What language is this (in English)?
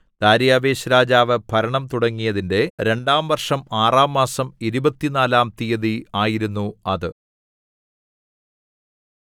Malayalam